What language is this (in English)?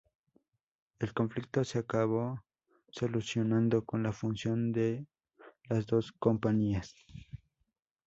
Spanish